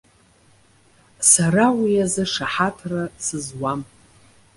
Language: Abkhazian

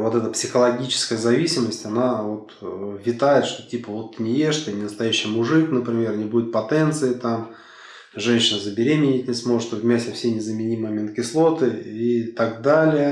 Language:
Russian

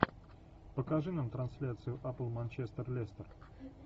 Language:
Russian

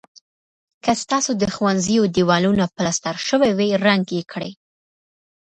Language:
Pashto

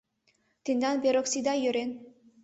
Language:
Mari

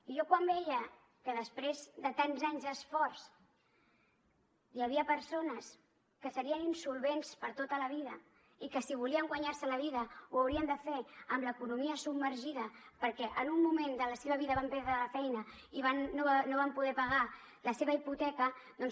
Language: Catalan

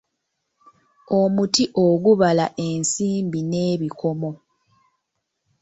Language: Ganda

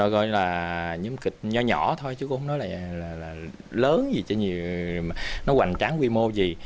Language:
Vietnamese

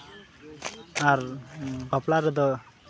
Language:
Santali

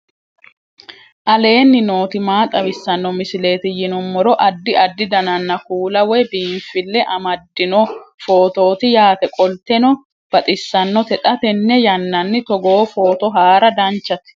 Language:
Sidamo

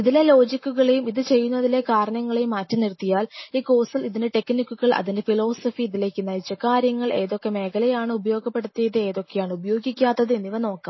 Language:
Malayalam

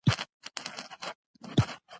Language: Pashto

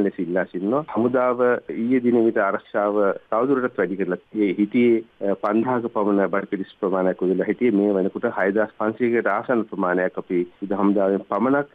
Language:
Dutch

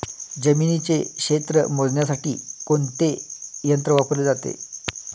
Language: Marathi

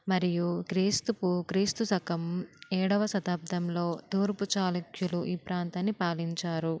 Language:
Telugu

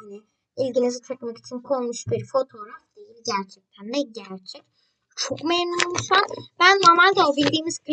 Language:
Turkish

